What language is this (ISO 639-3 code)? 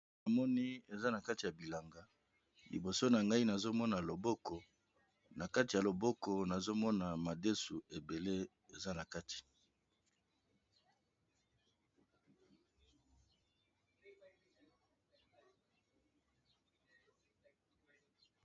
lin